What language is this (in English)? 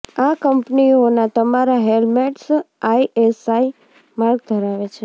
Gujarati